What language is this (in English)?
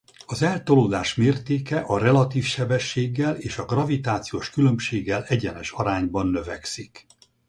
Hungarian